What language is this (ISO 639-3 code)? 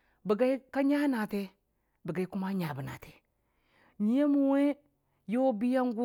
cfa